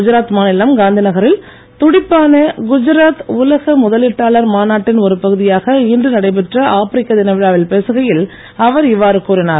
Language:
Tamil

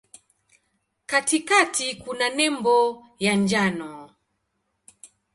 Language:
Swahili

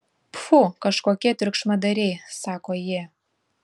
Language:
Lithuanian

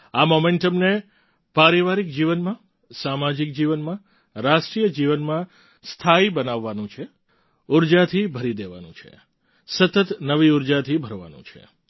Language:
Gujarati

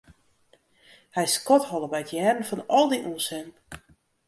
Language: Western Frisian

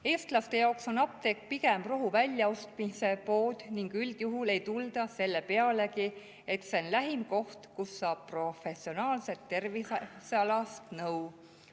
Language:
Estonian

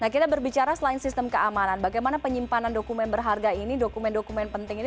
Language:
Indonesian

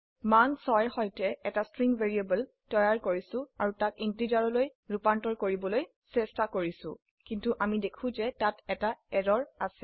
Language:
Assamese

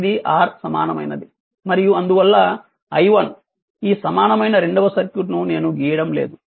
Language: Telugu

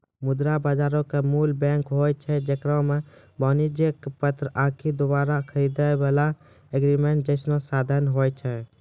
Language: Maithili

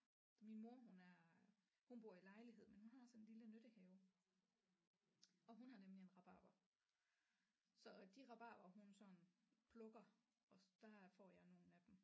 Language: Danish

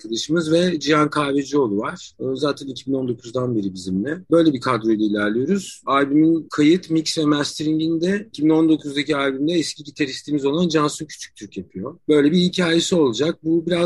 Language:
Turkish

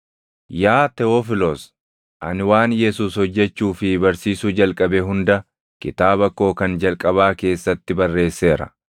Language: Oromo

